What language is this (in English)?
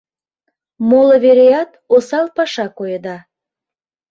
Mari